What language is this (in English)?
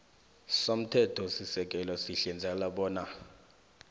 South Ndebele